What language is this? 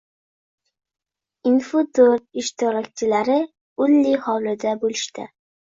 Uzbek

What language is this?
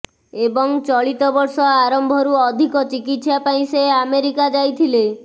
Odia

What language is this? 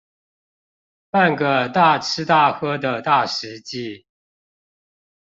Chinese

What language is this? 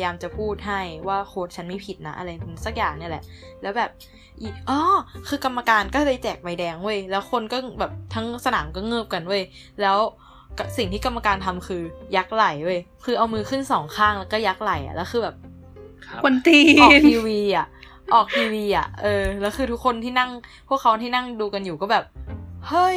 Thai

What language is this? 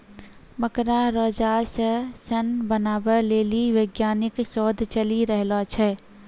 Maithili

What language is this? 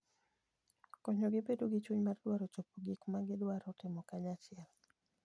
Luo (Kenya and Tanzania)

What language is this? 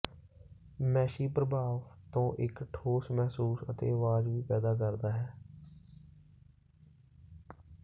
Punjabi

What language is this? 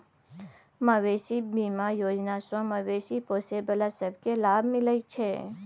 Maithili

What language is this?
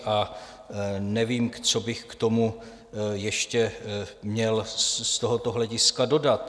Czech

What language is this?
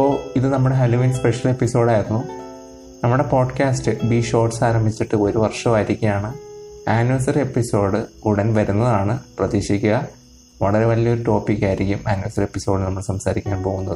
Malayalam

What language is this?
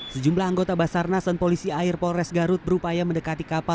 Indonesian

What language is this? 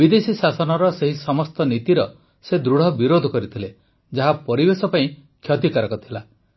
Odia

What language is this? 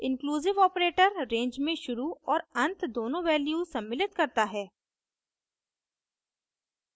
Hindi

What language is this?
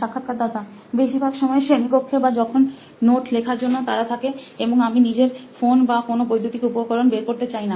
Bangla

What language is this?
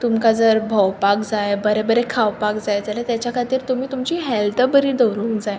Konkani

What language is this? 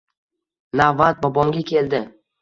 Uzbek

